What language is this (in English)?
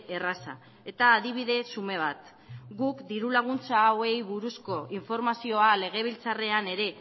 Basque